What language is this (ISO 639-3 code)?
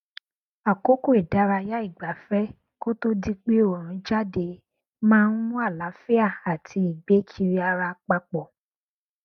yor